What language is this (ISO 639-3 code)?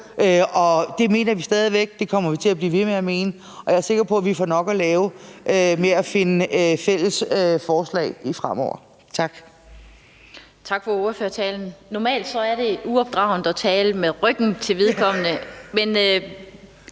dan